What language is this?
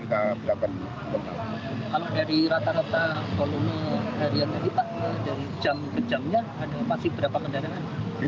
Indonesian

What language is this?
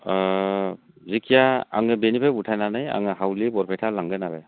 Bodo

